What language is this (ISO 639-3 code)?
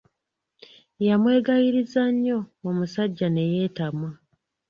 lug